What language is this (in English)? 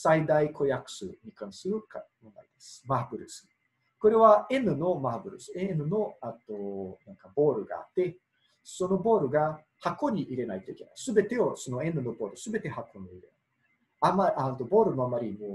Japanese